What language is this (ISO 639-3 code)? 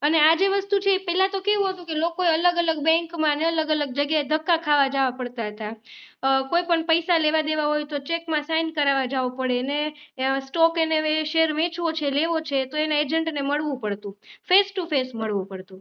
guj